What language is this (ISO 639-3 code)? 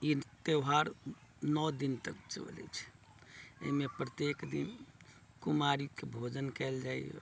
mai